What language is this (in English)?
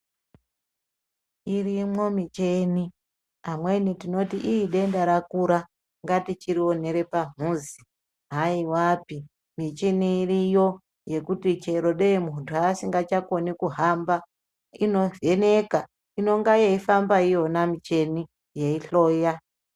Ndau